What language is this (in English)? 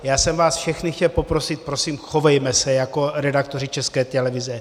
Czech